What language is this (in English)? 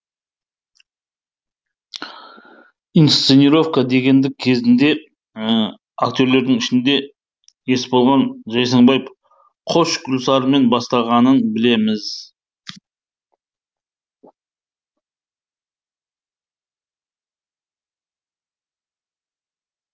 Kazakh